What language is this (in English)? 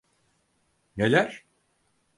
Turkish